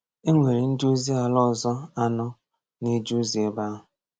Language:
Igbo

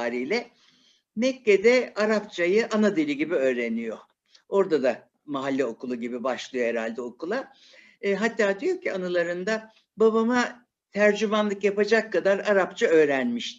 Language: Turkish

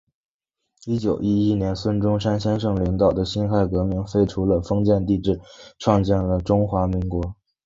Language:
Chinese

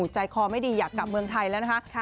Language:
Thai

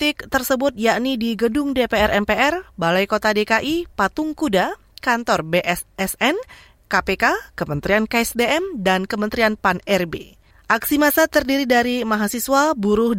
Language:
Indonesian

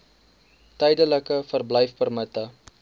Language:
Afrikaans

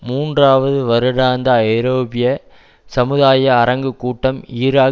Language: Tamil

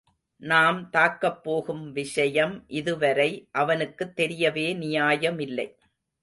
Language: Tamil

